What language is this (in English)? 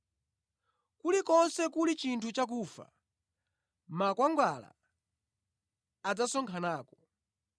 Nyanja